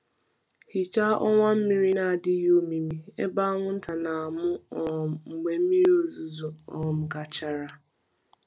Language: Igbo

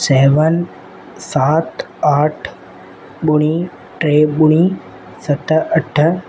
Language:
Sindhi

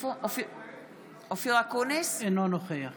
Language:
Hebrew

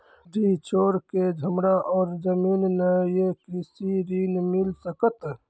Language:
Maithili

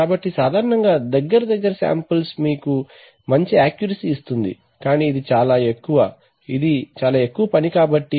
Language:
Telugu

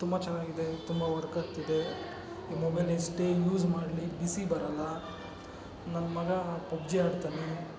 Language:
Kannada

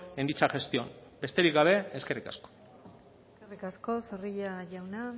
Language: Basque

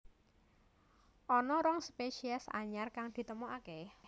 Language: Javanese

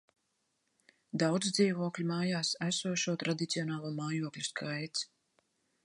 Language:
Latvian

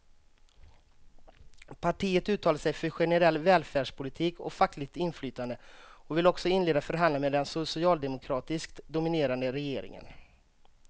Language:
Swedish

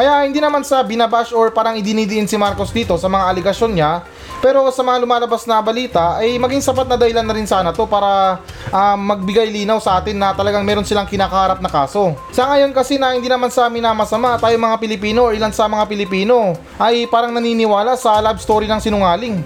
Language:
Filipino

